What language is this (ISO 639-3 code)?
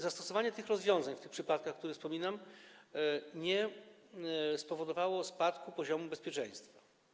pol